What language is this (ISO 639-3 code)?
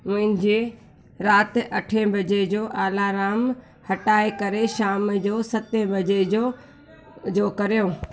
snd